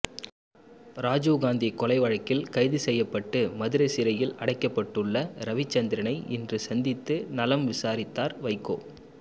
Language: Tamil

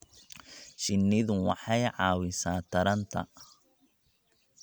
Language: Somali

